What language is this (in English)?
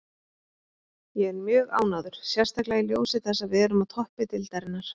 Icelandic